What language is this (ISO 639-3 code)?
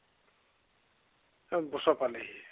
asm